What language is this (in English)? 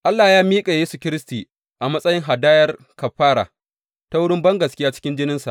Hausa